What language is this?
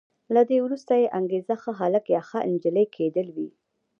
Pashto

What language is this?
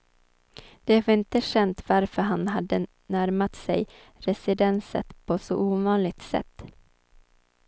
Swedish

